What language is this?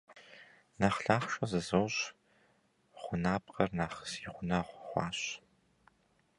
Kabardian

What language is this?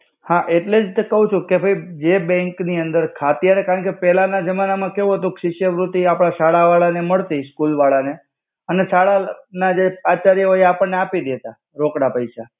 Gujarati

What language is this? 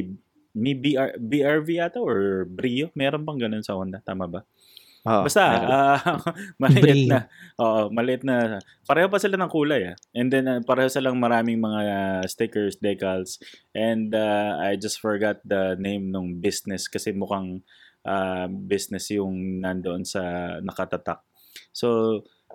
Filipino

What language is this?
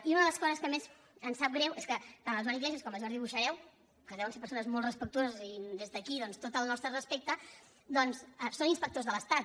Catalan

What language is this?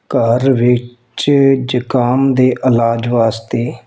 Punjabi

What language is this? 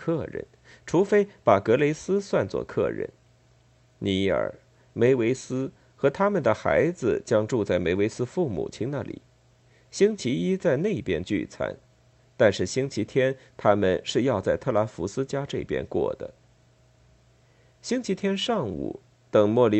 Chinese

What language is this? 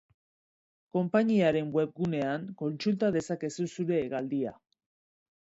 Basque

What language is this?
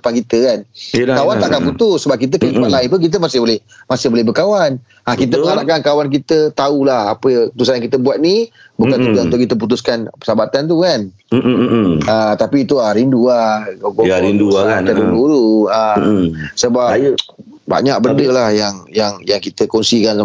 Malay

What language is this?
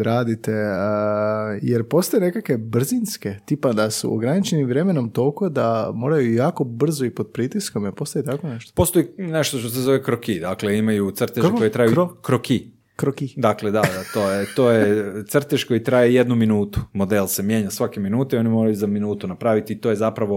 Croatian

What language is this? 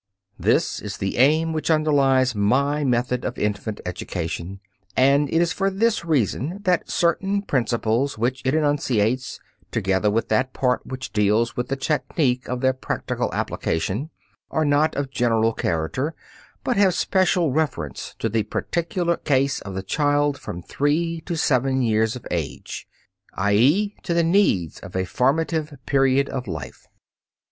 English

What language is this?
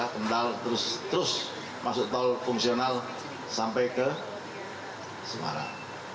Indonesian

